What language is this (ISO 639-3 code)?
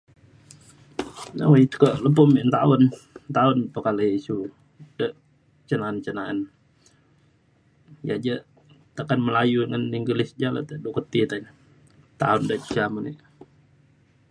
xkl